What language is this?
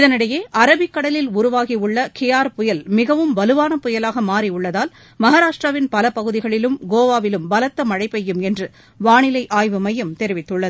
Tamil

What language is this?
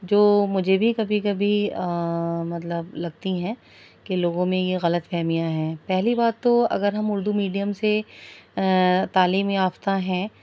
Urdu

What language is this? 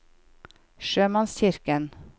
Norwegian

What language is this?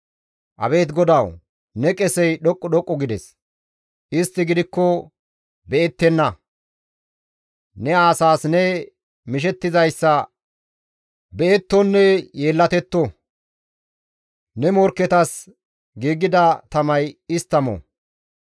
Gamo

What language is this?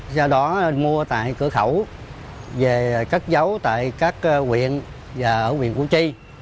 Vietnamese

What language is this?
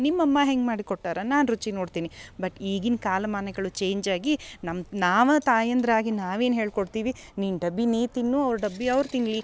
Kannada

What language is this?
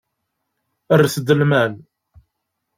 Kabyle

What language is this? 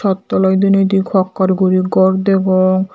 Chakma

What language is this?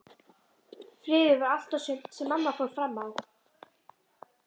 Icelandic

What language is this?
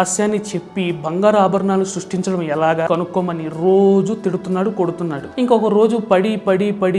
Telugu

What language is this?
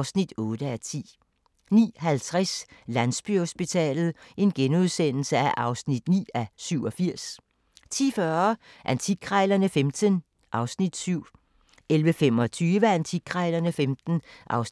Danish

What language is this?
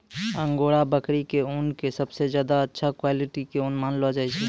Maithili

